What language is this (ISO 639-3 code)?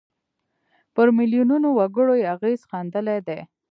pus